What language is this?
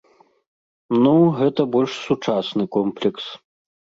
Belarusian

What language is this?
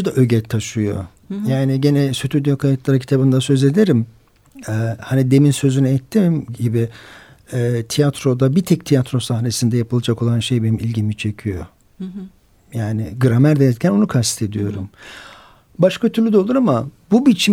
Turkish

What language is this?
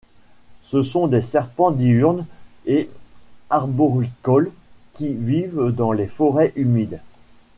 French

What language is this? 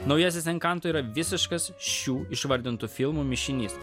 Lithuanian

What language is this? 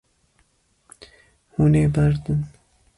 Kurdish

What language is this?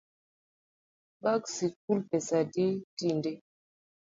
Luo (Kenya and Tanzania)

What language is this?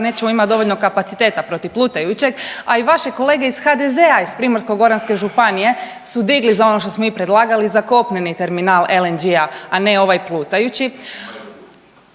Croatian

